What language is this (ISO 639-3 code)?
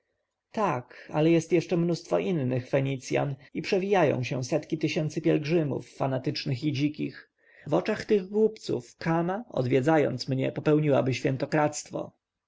pol